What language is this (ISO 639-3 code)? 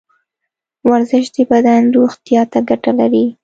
pus